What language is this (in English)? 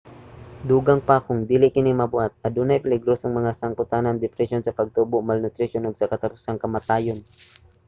Cebuano